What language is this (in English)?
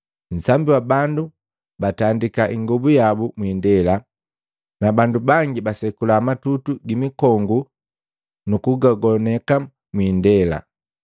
Matengo